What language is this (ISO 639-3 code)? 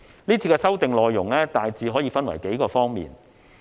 yue